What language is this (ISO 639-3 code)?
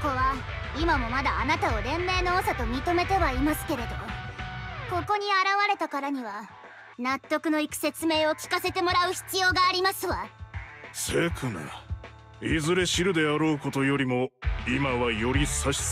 jpn